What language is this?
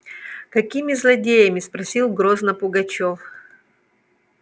Russian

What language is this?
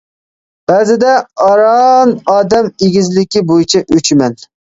Uyghur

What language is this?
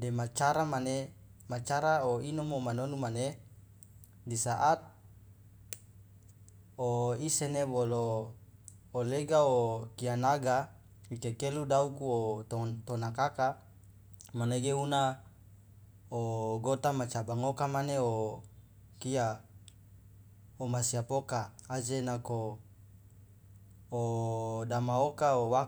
Loloda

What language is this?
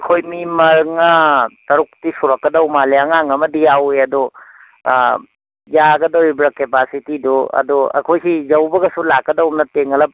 Manipuri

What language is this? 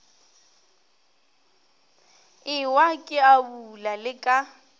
Northern Sotho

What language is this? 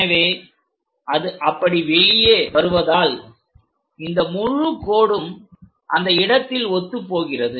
Tamil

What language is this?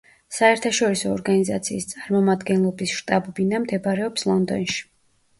Georgian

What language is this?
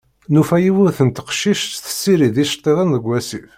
Kabyle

